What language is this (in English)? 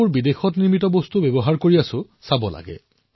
Assamese